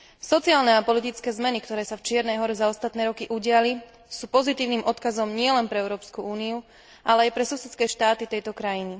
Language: Slovak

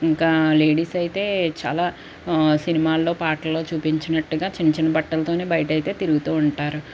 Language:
Telugu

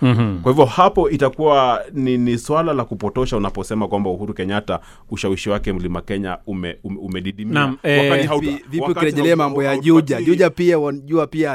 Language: Swahili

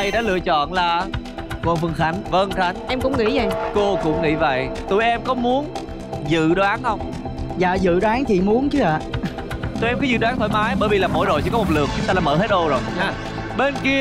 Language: Vietnamese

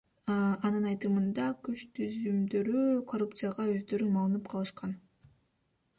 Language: Kyrgyz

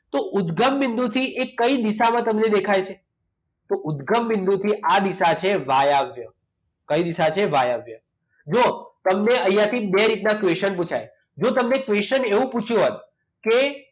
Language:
Gujarati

